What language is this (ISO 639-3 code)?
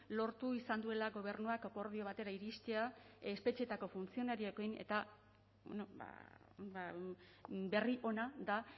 eus